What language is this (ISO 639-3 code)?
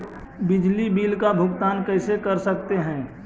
mag